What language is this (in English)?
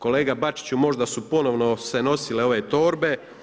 Croatian